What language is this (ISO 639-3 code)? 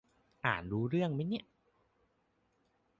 tha